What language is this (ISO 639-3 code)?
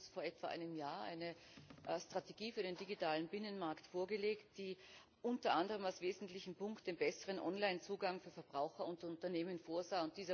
deu